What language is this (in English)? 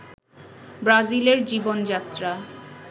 Bangla